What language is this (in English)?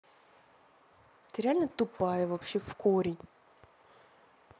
Russian